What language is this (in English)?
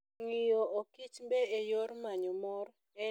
Luo (Kenya and Tanzania)